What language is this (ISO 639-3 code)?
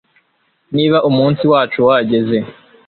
kin